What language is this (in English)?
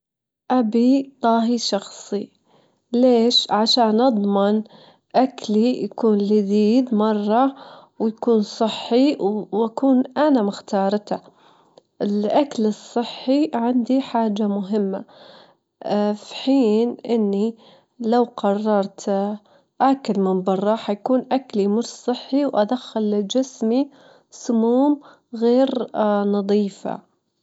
Gulf Arabic